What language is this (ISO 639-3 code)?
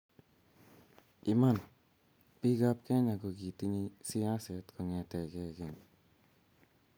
kln